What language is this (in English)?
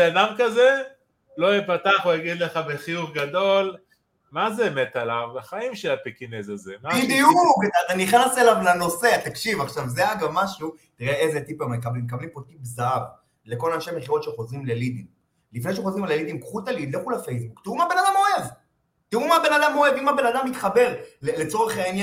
Hebrew